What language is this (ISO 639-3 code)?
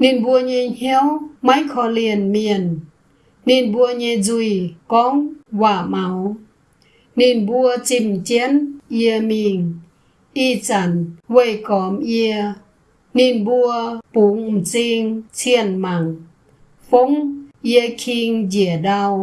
vie